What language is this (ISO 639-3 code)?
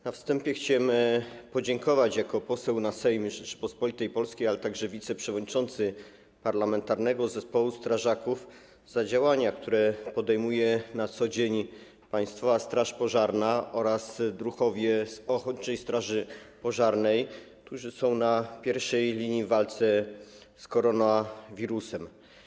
pol